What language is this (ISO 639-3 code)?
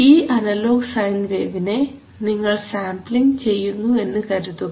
mal